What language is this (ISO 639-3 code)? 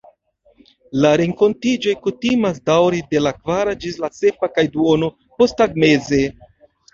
epo